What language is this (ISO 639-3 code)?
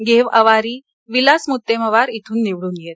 mar